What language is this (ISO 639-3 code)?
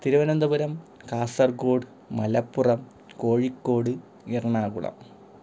mal